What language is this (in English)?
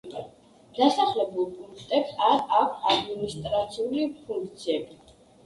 Georgian